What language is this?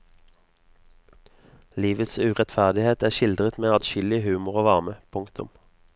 Norwegian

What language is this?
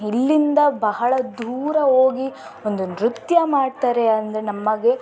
Kannada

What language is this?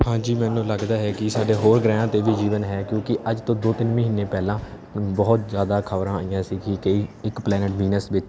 Punjabi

